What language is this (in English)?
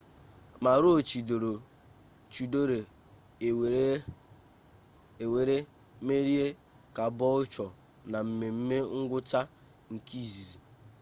Igbo